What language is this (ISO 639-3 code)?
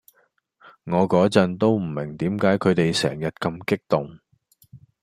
yue